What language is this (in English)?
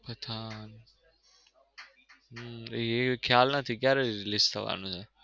Gujarati